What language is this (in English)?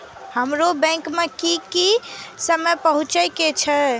Maithili